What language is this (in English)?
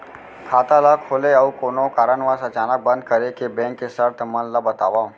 Chhattisgarhi